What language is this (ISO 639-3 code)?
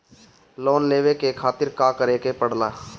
bho